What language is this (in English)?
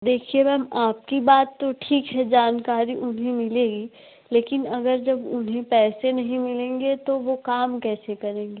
Hindi